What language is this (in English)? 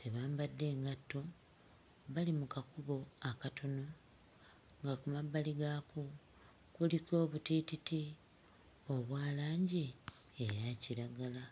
Ganda